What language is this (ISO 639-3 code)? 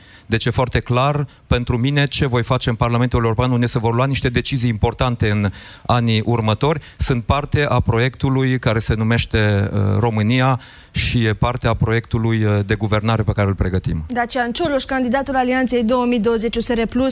ron